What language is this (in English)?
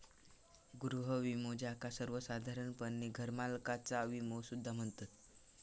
Marathi